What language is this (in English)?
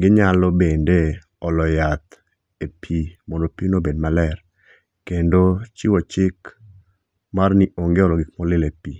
Luo (Kenya and Tanzania)